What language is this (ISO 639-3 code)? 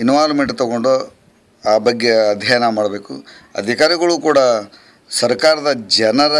kan